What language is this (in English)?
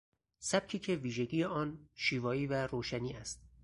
Persian